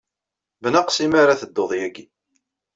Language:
Kabyle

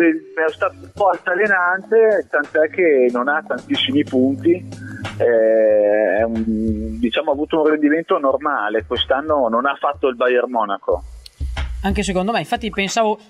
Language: Italian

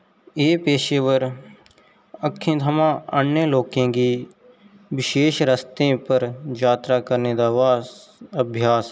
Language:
Dogri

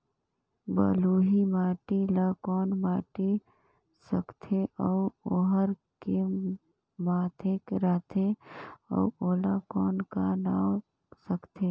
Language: Chhattisgarhi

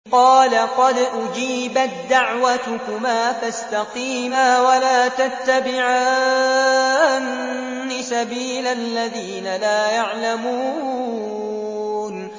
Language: Arabic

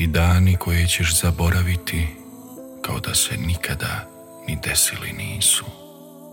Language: Croatian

